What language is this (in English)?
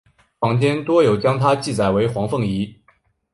Chinese